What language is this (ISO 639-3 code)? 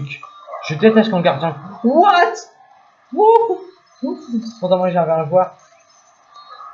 fra